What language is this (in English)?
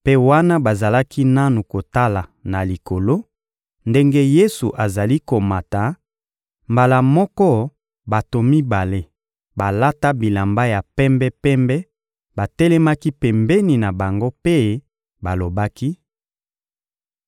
Lingala